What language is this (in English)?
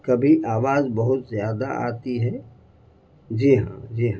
Urdu